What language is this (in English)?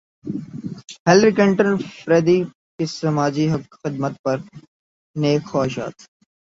Urdu